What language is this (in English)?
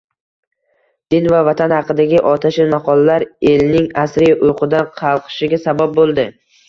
Uzbek